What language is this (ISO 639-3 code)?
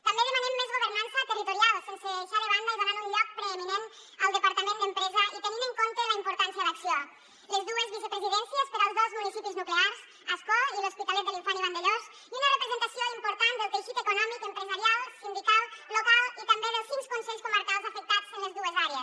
cat